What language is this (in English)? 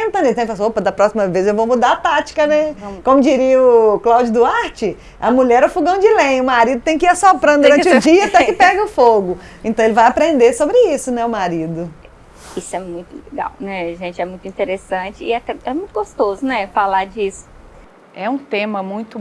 Portuguese